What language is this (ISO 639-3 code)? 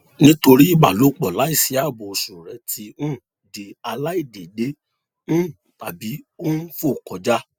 yor